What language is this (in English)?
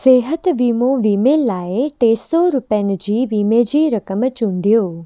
Sindhi